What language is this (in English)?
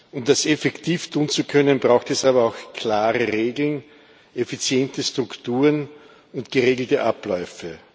German